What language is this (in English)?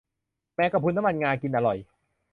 Thai